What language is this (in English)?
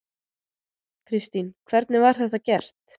Icelandic